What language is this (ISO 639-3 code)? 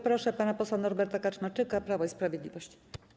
pol